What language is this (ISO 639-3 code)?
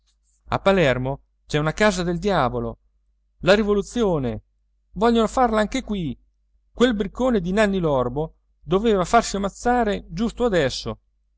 ita